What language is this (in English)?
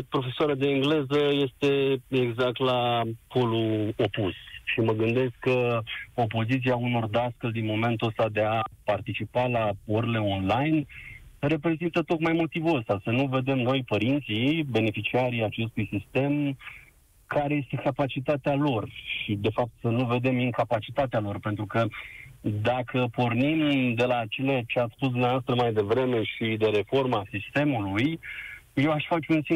Romanian